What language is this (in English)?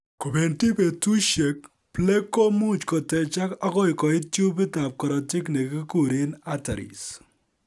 Kalenjin